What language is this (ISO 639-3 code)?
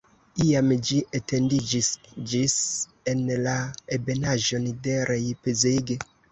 epo